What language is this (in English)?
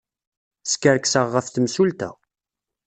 Kabyle